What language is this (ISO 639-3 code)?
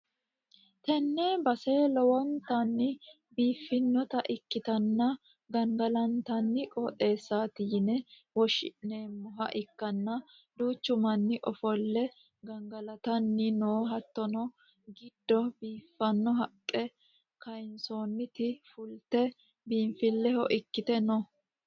sid